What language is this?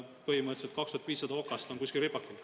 Estonian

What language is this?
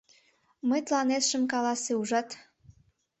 Mari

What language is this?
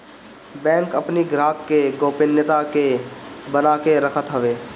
Bhojpuri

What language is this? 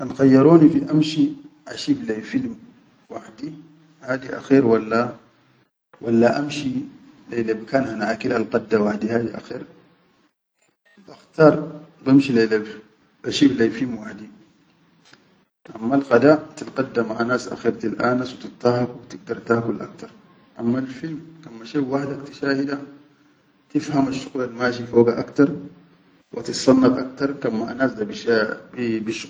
Chadian Arabic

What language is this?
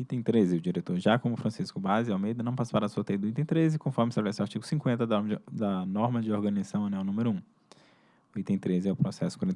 Portuguese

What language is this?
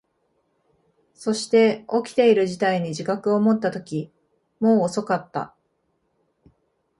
Japanese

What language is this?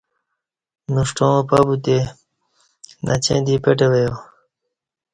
Kati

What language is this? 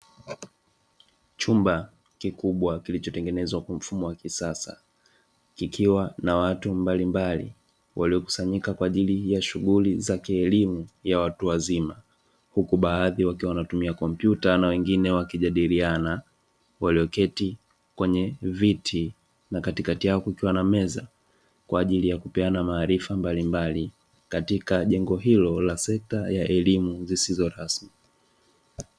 Swahili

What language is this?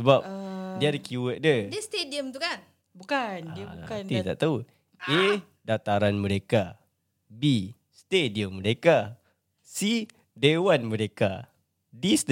Malay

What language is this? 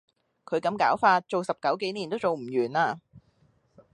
Cantonese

